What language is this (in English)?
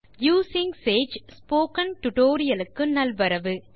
Tamil